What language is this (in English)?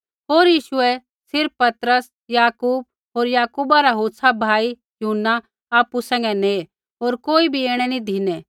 Kullu Pahari